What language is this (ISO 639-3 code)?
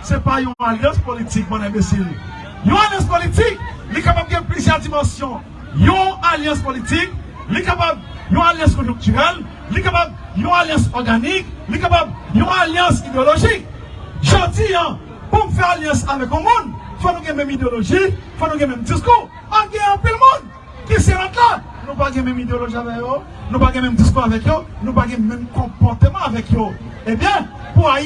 fra